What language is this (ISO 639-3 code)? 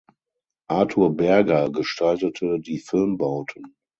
deu